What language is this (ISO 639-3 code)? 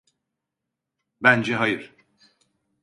tur